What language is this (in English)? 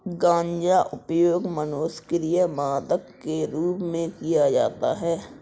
Hindi